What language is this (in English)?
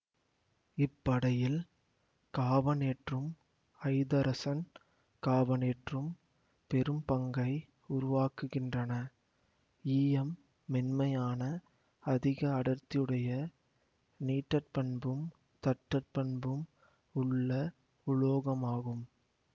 Tamil